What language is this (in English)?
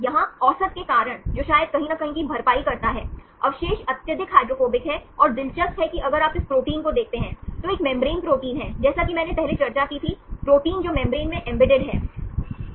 Hindi